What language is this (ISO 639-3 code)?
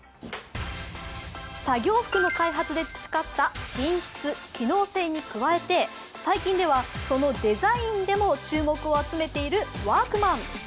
jpn